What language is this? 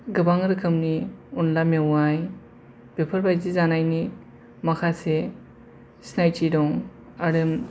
Bodo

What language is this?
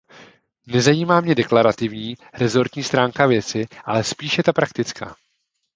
Czech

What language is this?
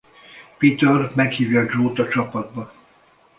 Hungarian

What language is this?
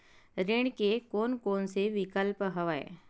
Chhattisgarhi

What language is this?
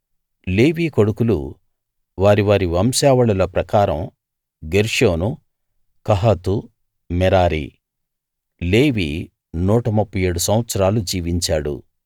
Telugu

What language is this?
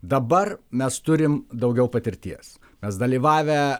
Lithuanian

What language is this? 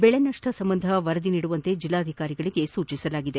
Kannada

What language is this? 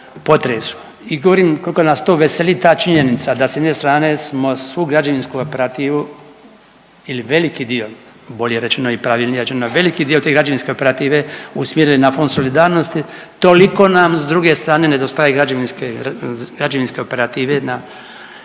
Croatian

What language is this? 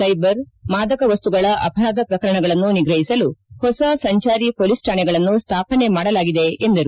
Kannada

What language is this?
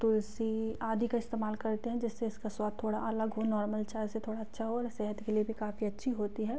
Hindi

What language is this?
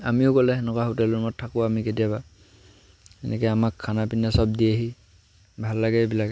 Assamese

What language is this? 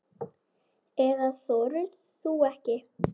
Icelandic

